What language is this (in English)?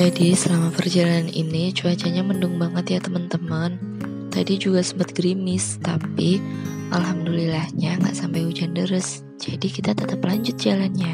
Indonesian